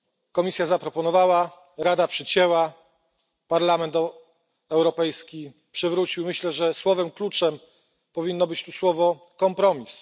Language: Polish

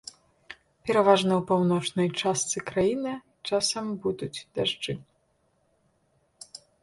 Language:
Belarusian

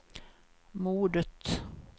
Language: Swedish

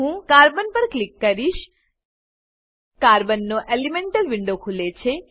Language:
Gujarati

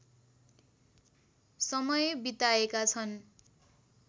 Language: Nepali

